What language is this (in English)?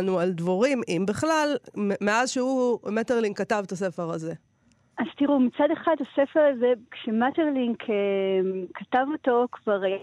Hebrew